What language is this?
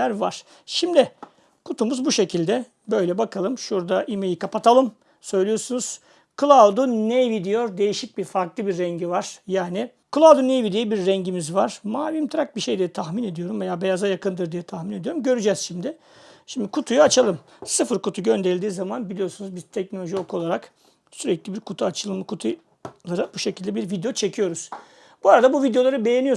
Turkish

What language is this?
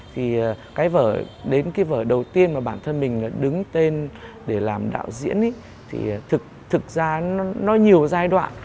Vietnamese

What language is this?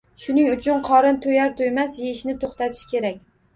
Uzbek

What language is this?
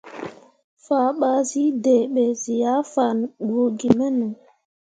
Mundang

